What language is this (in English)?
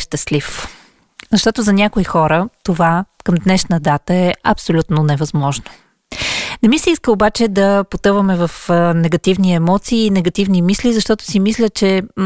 Bulgarian